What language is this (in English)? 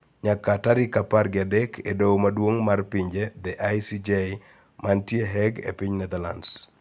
Luo (Kenya and Tanzania)